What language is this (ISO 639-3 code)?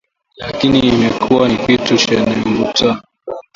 swa